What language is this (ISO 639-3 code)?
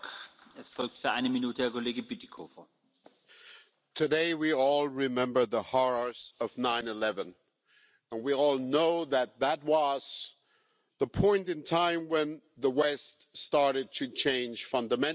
eng